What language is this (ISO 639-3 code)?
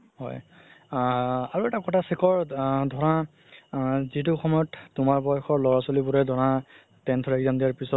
asm